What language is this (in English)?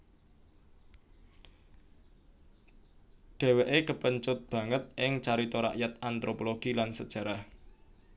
Javanese